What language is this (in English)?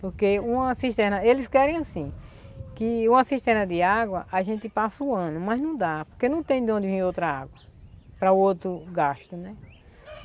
Portuguese